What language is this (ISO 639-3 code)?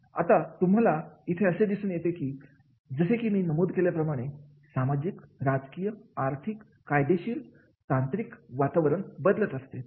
mar